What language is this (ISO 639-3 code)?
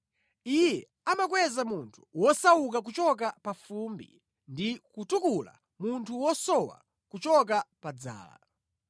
nya